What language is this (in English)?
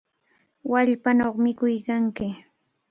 Cajatambo North Lima Quechua